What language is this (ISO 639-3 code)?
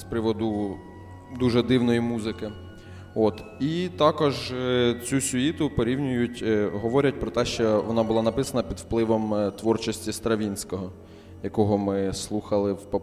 ukr